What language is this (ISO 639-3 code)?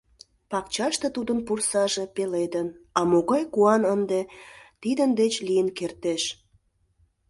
chm